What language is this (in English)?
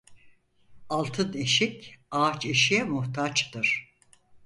Turkish